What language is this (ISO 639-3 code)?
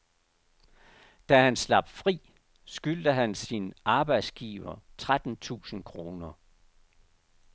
dan